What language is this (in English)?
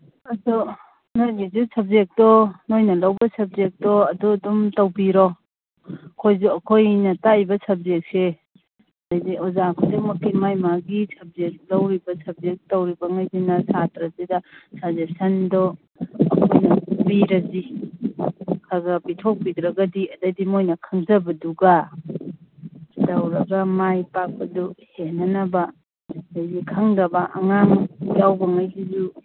Manipuri